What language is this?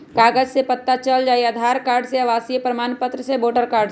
Magahi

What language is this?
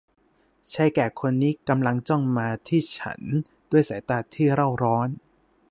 Thai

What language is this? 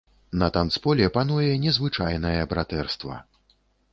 Belarusian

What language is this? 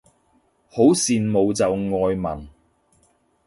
Cantonese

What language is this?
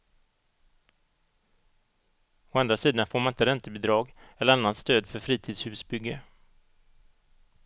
Swedish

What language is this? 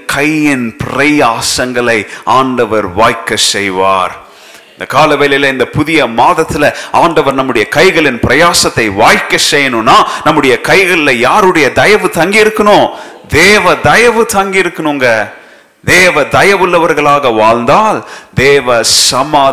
Tamil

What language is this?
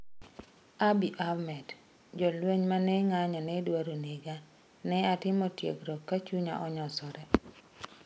Luo (Kenya and Tanzania)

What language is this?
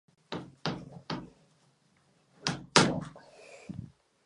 Czech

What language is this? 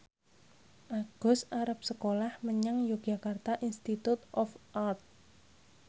Javanese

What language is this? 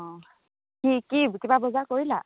Assamese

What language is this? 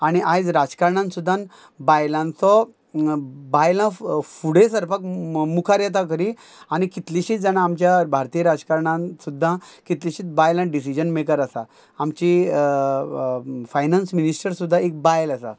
Konkani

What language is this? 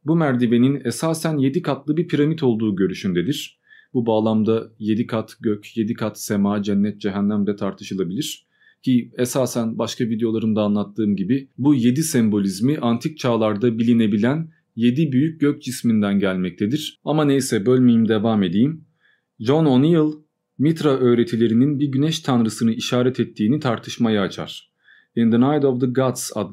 Turkish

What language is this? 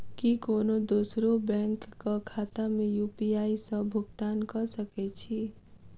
Maithili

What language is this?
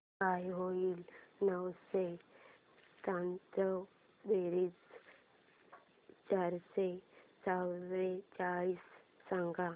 Marathi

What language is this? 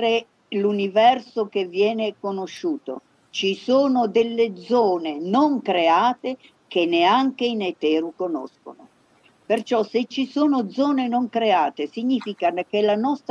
Italian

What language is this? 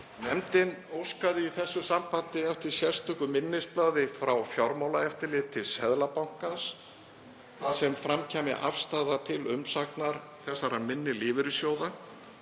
Icelandic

